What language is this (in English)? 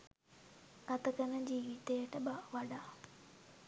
Sinhala